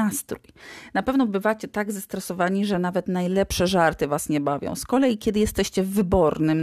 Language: Polish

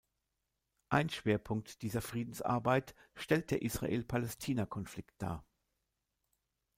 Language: German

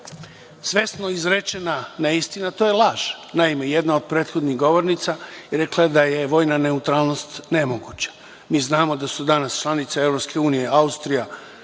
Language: Serbian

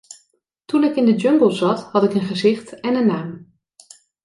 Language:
Dutch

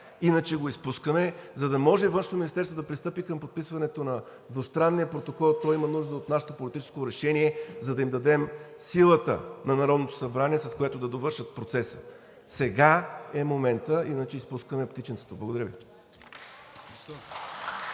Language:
Bulgarian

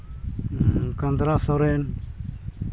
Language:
Santali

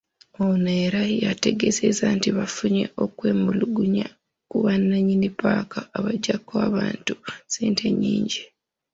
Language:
Ganda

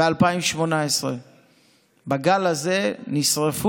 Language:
Hebrew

